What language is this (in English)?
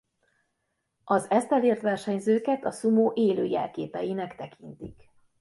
Hungarian